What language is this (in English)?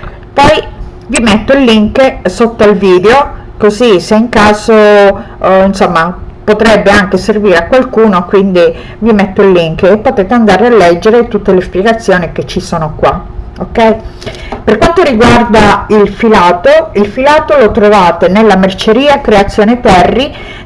Italian